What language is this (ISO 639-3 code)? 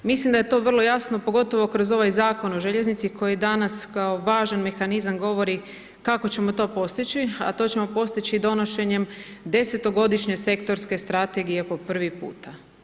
hrv